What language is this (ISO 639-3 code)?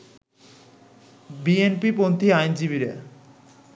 ben